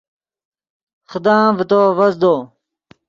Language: Yidgha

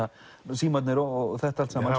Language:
Icelandic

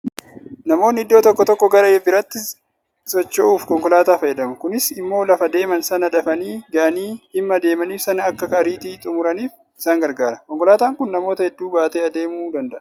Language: Oromo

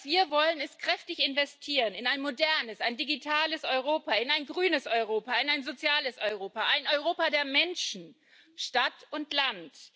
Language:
German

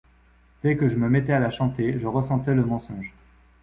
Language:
French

